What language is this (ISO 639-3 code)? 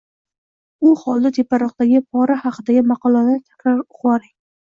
uzb